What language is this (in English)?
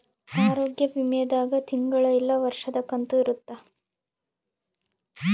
Kannada